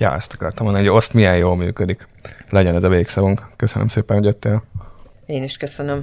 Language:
Hungarian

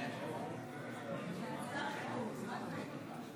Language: Hebrew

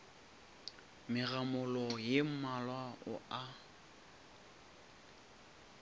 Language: Northern Sotho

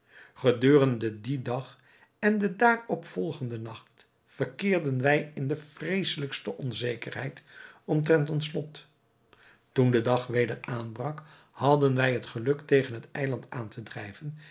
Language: Dutch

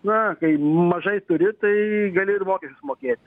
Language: Lithuanian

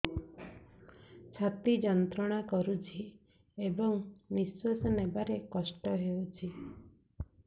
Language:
Odia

